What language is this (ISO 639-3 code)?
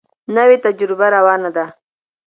pus